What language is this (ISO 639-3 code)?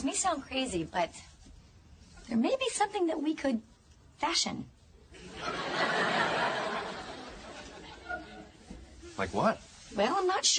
zho